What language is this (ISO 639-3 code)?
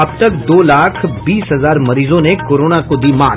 hin